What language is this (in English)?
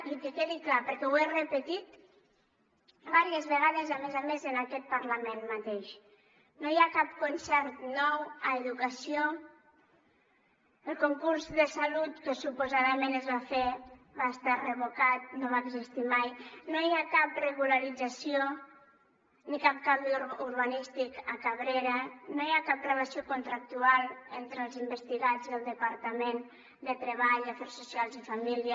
Catalan